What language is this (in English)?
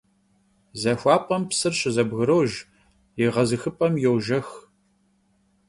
Kabardian